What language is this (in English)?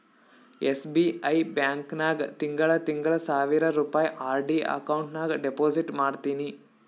Kannada